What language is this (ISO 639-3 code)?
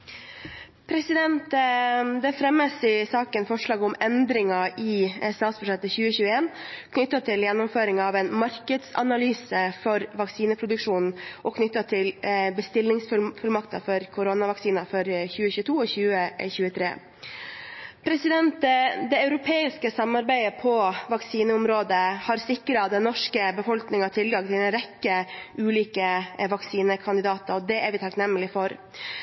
nob